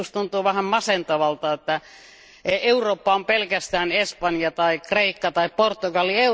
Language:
Finnish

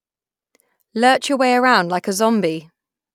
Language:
English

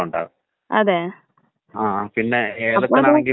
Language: Malayalam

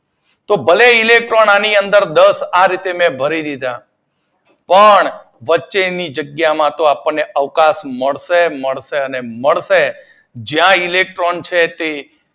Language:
Gujarati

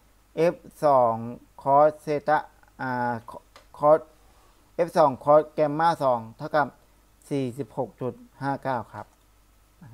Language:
Thai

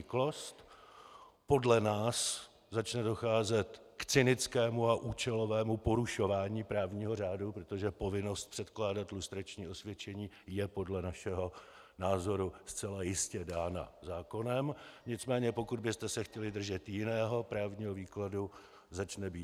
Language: Czech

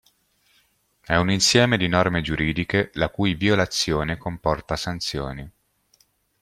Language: Italian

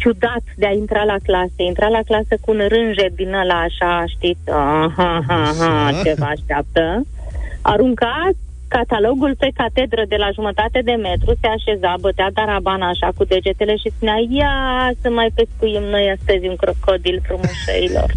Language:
Romanian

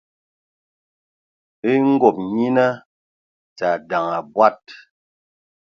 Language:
Ewondo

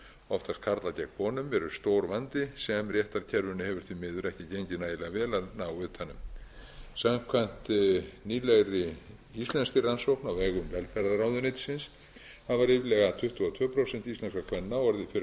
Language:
Icelandic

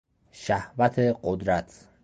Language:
Persian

